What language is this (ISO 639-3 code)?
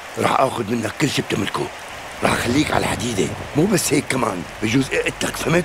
ara